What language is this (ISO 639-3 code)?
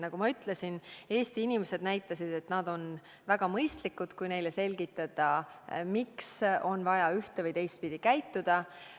est